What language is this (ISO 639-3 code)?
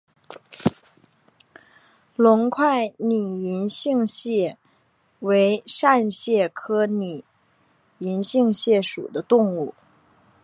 zho